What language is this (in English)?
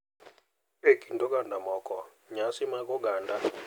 Luo (Kenya and Tanzania)